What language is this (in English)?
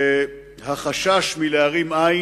Hebrew